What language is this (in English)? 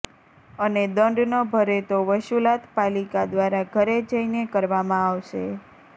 Gujarati